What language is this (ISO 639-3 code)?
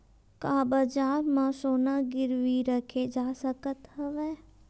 hne